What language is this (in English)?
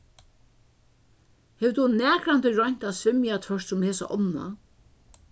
Faroese